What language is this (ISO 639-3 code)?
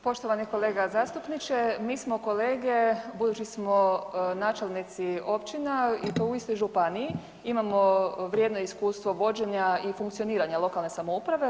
hrv